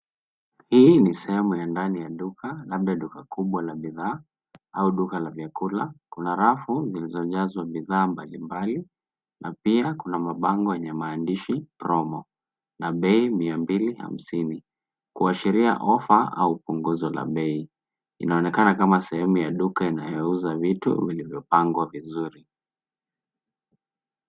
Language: Swahili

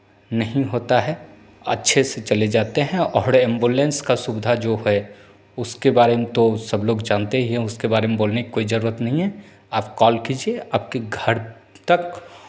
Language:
Hindi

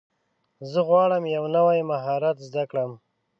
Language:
Pashto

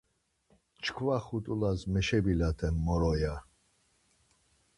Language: Laz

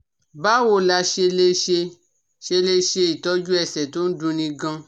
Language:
Yoruba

